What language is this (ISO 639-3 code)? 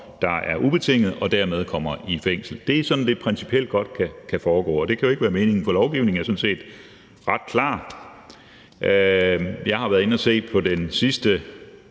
dan